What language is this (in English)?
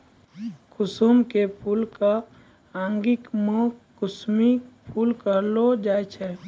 Maithili